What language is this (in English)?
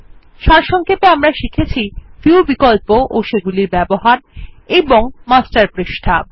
Bangla